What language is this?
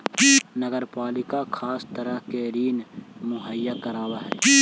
Magahi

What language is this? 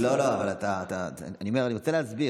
Hebrew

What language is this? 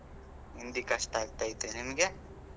Kannada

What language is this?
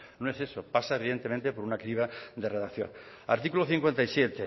Spanish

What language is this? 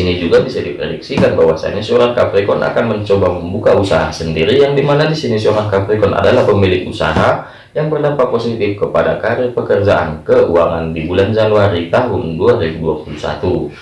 Indonesian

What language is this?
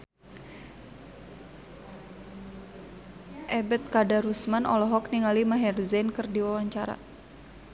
Sundanese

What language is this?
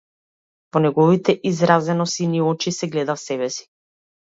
Macedonian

